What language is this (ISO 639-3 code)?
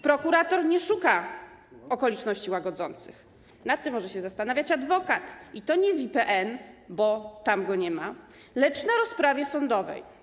pol